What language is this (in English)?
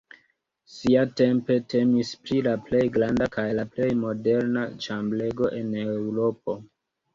Esperanto